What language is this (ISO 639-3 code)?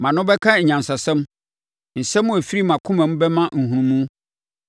aka